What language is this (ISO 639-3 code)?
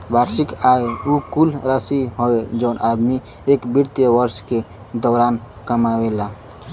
bho